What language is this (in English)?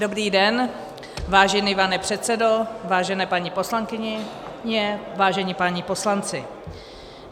Czech